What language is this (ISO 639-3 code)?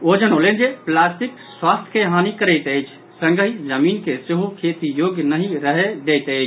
mai